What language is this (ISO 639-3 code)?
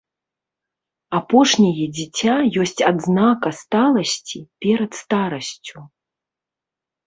bel